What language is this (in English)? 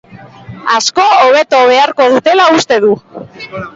Basque